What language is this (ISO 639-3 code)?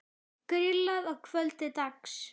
isl